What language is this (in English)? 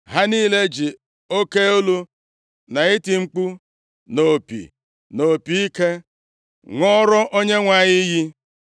Igbo